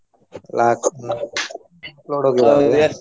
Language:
Kannada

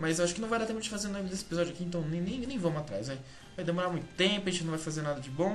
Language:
Portuguese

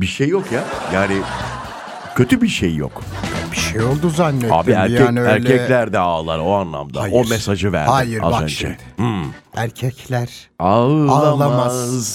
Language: Turkish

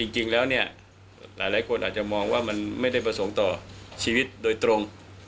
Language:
Thai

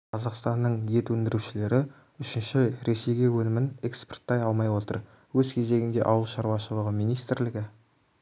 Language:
Kazakh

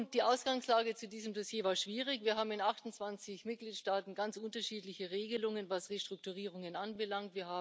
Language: German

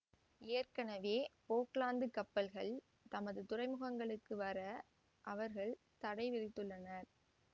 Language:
Tamil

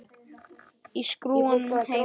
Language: Icelandic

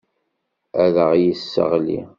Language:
Kabyle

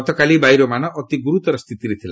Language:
Odia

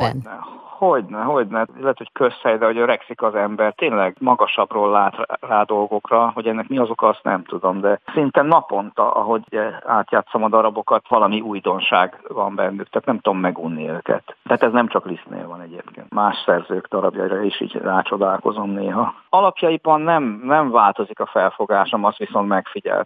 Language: Hungarian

